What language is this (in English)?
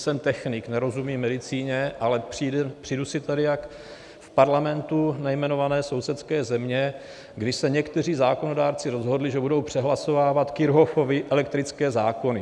Czech